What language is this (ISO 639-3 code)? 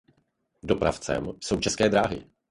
ces